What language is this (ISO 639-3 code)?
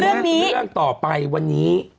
tha